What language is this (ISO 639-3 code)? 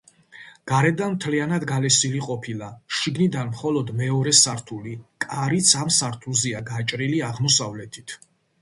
kat